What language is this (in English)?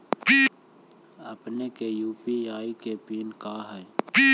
Magahi